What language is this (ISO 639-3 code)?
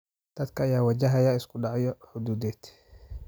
som